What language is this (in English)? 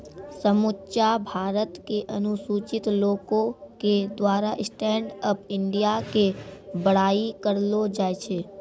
Maithili